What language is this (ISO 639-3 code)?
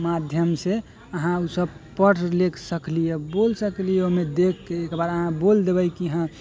mai